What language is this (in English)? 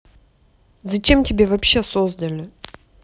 Russian